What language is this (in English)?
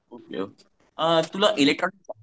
Marathi